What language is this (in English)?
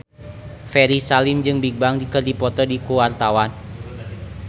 Sundanese